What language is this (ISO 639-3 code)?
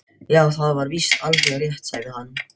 isl